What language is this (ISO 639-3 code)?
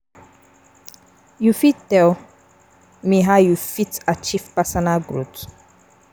pcm